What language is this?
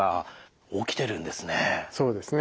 Japanese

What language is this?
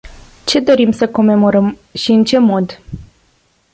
Romanian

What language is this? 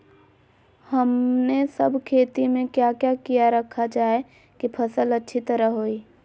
Magahi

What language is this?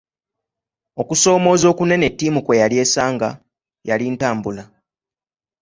Ganda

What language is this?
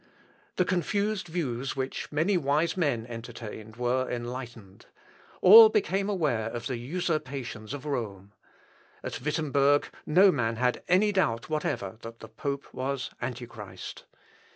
English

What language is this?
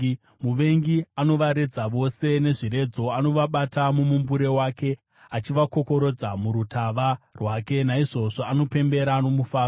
Shona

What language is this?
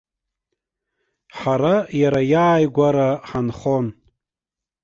Abkhazian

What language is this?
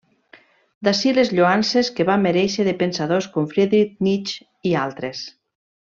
Catalan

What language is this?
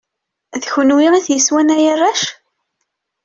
Kabyle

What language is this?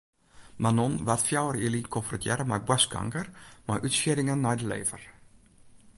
Western Frisian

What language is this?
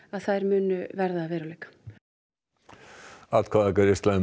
Icelandic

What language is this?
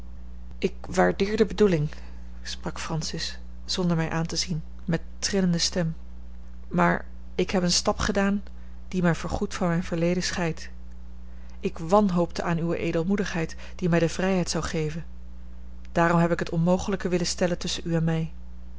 Dutch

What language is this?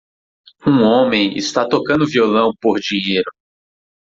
Portuguese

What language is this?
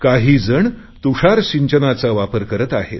Marathi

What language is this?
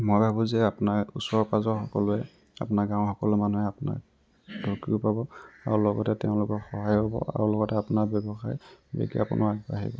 Assamese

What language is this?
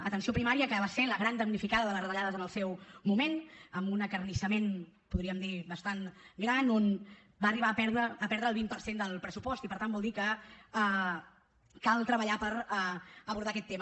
Catalan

